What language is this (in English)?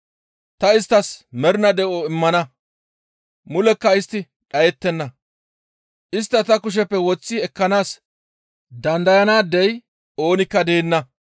Gamo